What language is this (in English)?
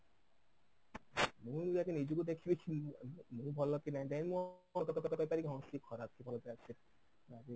Odia